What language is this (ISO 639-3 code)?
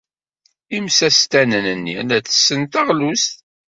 kab